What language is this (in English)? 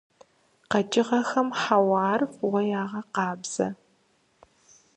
Kabardian